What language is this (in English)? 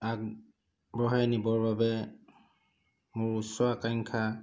Assamese